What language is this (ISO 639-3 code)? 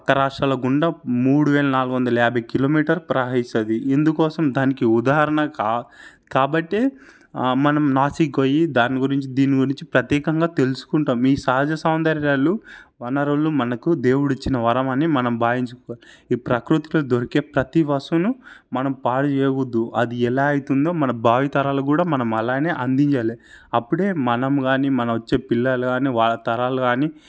tel